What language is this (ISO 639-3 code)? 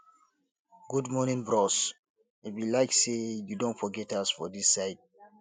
pcm